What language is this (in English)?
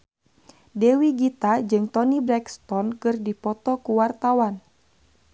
Sundanese